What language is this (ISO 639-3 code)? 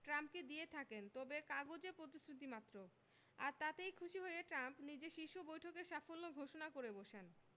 ben